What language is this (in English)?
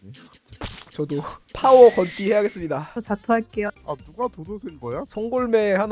Korean